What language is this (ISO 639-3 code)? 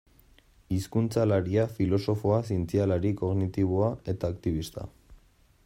eus